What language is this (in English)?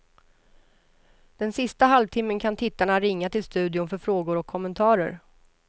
Swedish